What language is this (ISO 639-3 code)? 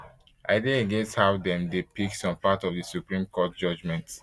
pcm